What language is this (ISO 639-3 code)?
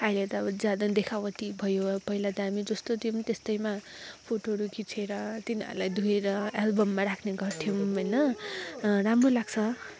nep